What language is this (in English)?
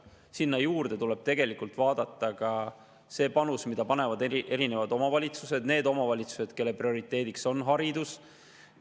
Estonian